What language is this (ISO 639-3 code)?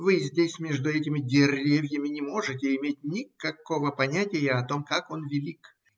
rus